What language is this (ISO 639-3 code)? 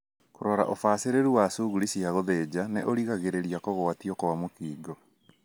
kik